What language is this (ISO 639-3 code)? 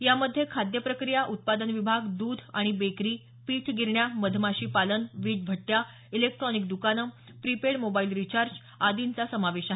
mar